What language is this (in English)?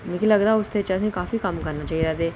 Dogri